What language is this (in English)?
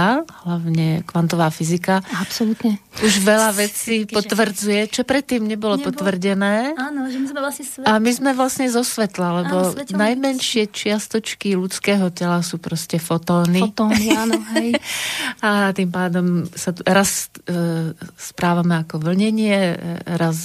Slovak